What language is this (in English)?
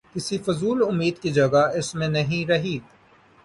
Urdu